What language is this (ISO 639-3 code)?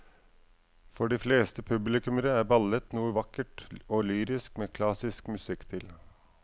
nor